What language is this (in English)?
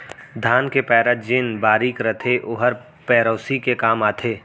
Chhattisgarhi